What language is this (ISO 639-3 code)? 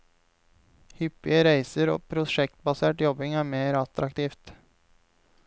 nor